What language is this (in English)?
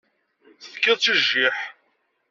Kabyle